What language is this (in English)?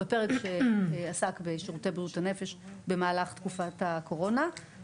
Hebrew